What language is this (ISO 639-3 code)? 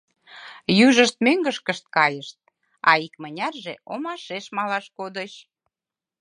chm